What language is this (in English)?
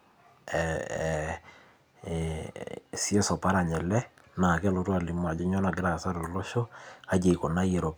Masai